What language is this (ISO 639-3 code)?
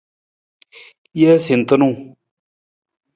nmz